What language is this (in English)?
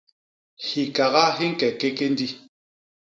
Basaa